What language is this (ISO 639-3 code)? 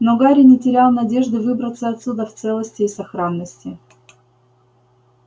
rus